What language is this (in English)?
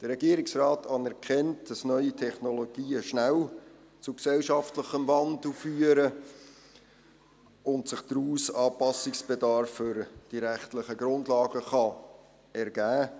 Swiss German